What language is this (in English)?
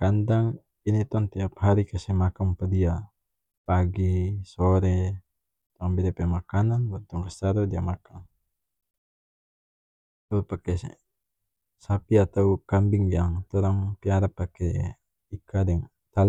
North Moluccan Malay